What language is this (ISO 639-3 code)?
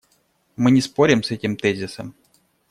rus